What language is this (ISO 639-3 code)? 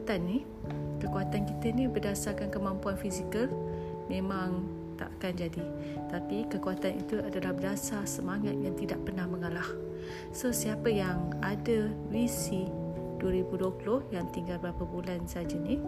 msa